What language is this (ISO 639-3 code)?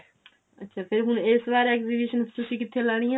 pan